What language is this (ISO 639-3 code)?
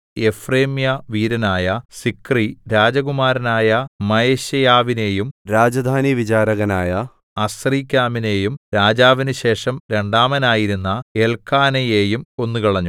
mal